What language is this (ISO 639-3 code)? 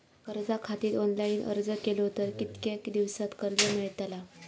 mar